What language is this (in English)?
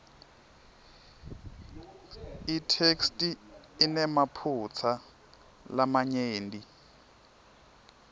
Swati